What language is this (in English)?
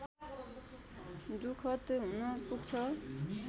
Nepali